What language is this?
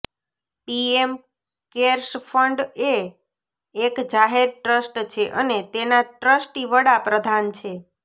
Gujarati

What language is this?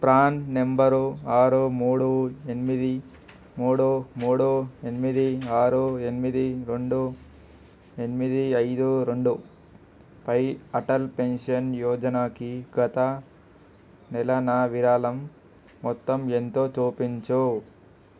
Telugu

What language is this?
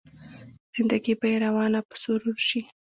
Pashto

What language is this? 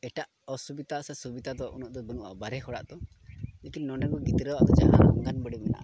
Santali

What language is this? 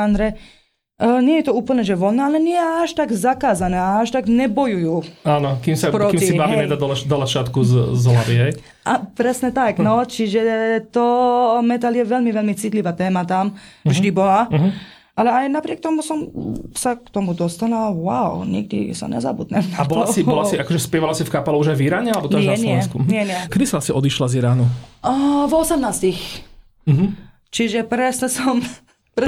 Slovak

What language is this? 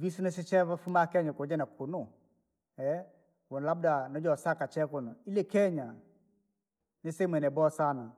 Langi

